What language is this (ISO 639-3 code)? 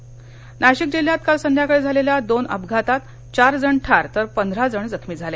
mar